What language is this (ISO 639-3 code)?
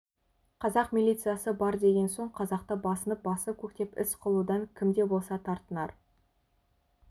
kaz